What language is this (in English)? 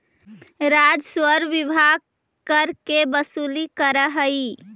Magahi